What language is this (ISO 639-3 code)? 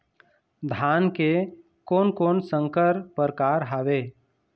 hne